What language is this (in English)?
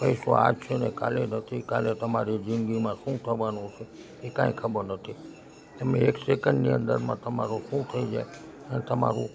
Gujarati